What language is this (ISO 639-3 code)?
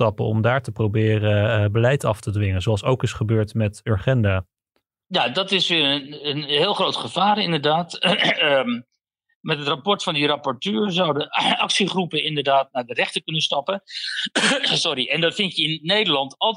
nld